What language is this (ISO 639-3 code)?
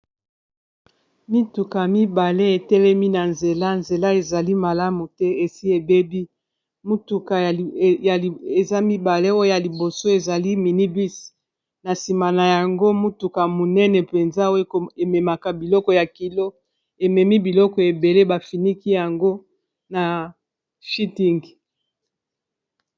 lin